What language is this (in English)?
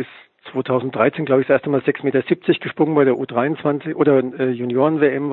German